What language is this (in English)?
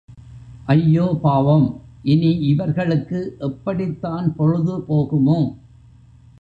Tamil